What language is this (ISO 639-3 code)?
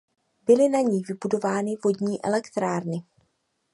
ces